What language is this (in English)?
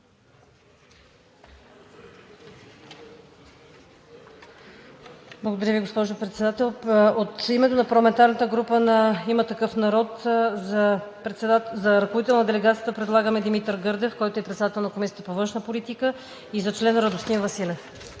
Bulgarian